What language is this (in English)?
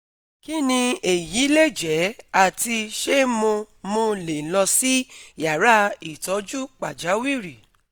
Yoruba